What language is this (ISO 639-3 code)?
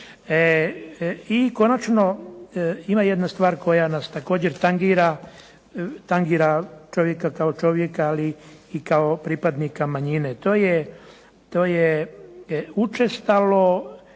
hrv